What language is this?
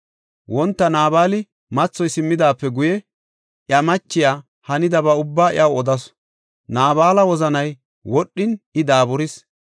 Gofa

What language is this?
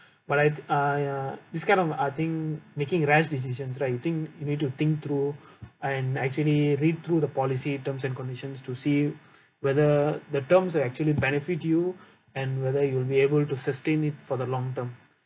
English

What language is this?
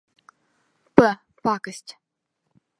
Bashkir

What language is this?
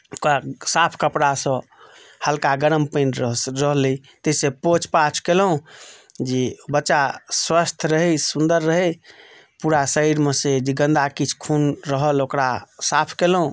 Maithili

